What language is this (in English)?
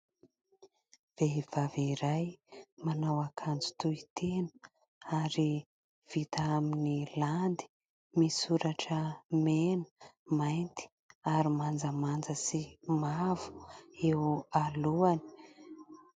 Malagasy